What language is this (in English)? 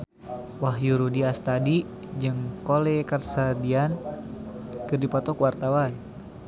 Sundanese